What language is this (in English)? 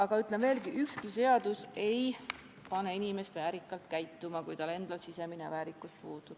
Estonian